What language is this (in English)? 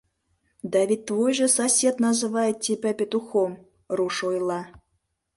Mari